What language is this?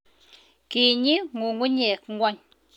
Kalenjin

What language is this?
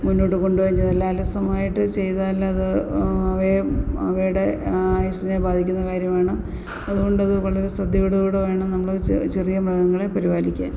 Malayalam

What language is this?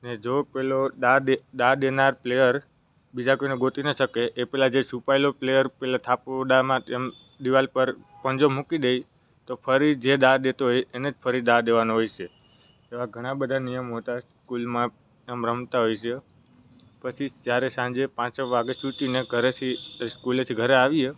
Gujarati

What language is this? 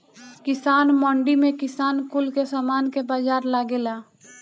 Bhojpuri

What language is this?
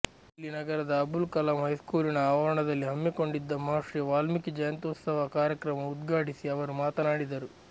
Kannada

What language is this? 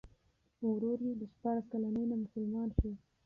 Pashto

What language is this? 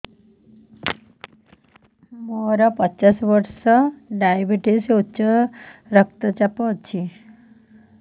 Odia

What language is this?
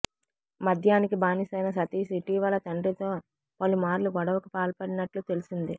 Telugu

